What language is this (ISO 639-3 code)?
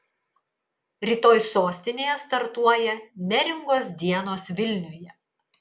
lit